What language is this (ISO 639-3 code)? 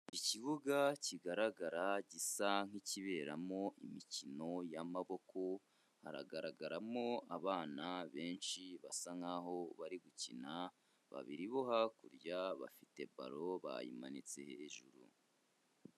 kin